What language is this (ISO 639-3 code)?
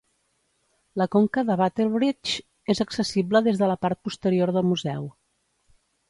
cat